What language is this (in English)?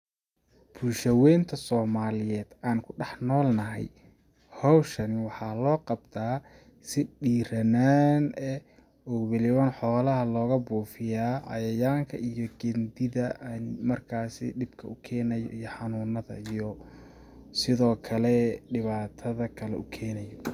Somali